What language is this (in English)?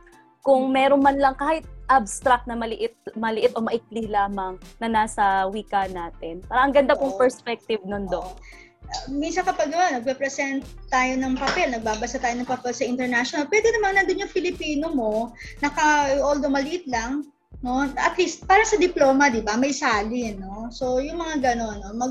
Filipino